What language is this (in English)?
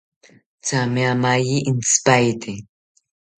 South Ucayali Ashéninka